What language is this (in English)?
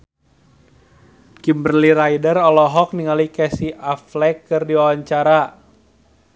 Sundanese